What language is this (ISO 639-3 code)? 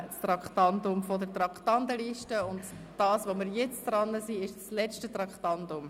gsw